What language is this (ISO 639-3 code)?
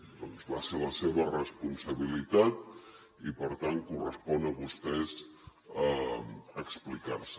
cat